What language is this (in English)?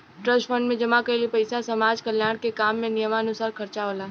Bhojpuri